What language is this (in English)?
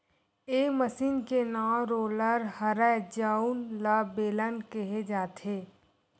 Chhattisgarhi